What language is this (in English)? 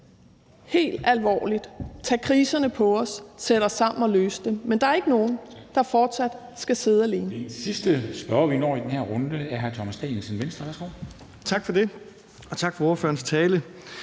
Danish